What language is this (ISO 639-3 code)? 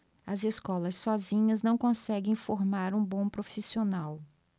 por